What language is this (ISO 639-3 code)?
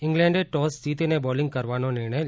guj